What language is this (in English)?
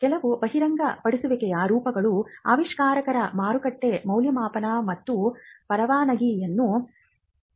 Kannada